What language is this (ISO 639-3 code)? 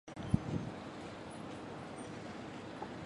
zho